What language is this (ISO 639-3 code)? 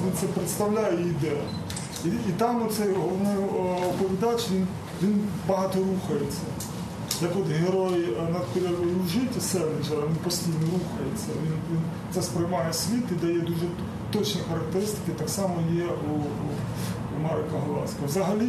ukr